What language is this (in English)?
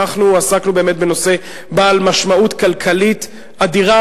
Hebrew